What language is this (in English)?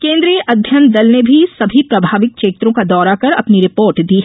Hindi